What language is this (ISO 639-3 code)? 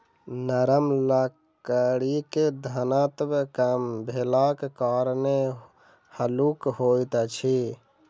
mai